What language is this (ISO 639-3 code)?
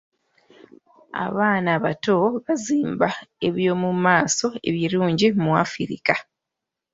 lug